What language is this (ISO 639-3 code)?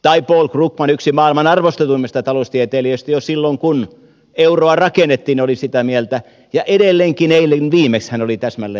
fin